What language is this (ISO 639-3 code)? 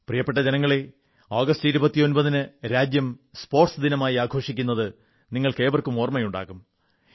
mal